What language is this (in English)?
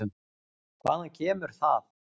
Icelandic